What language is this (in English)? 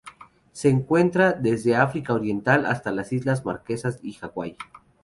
Spanish